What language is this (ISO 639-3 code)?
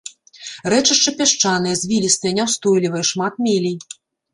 bel